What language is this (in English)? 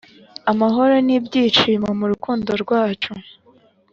Kinyarwanda